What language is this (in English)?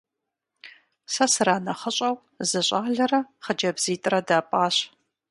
Kabardian